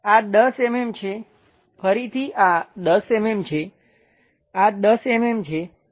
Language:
Gujarati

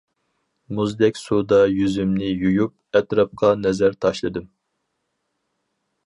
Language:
Uyghur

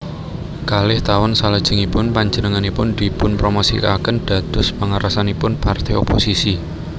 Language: Javanese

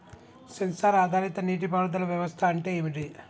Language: Telugu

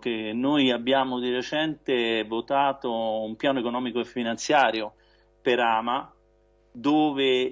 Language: Italian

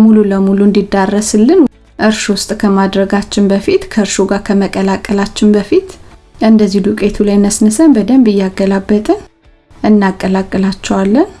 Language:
Amharic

